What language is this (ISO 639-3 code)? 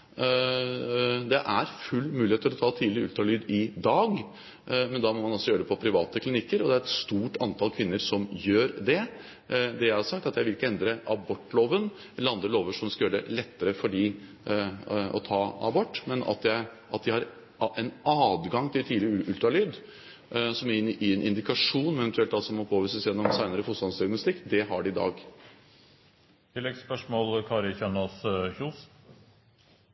nor